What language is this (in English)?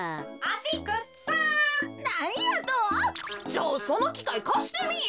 Japanese